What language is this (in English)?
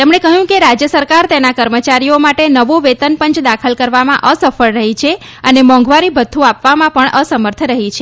Gujarati